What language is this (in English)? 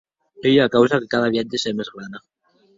Occitan